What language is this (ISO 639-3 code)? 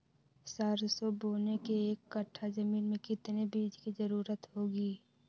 mag